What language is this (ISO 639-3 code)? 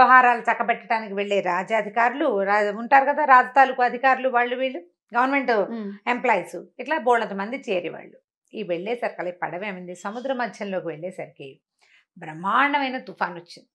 tel